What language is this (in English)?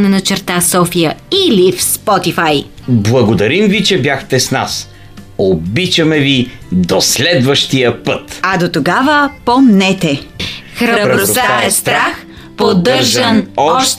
Bulgarian